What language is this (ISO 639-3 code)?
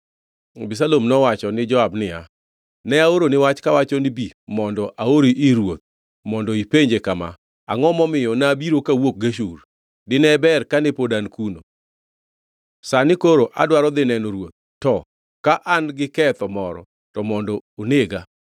luo